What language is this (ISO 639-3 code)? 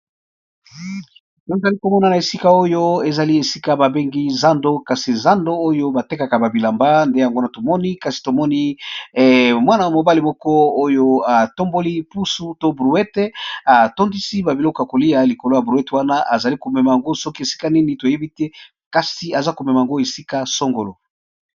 lin